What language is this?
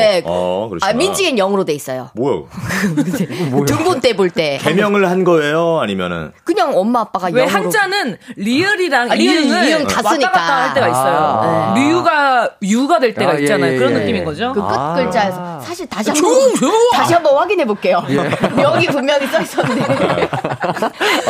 Korean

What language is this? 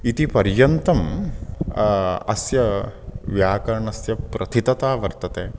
Sanskrit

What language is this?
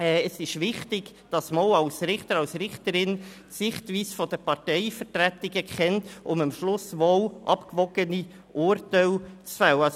Swiss German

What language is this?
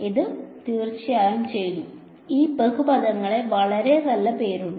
Malayalam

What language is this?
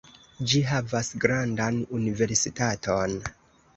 Esperanto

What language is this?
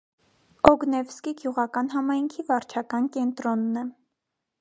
Armenian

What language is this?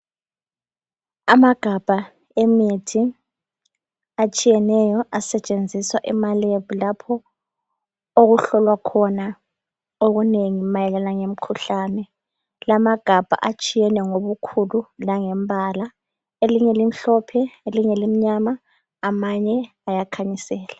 North Ndebele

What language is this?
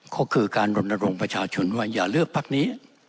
Thai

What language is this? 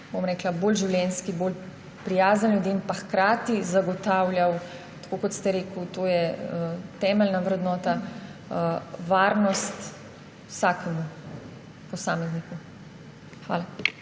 Slovenian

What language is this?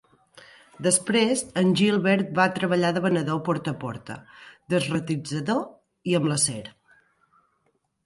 Catalan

